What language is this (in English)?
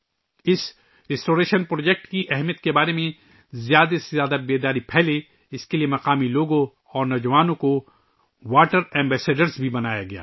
Urdu